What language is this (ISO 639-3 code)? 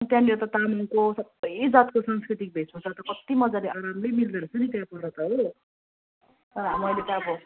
nep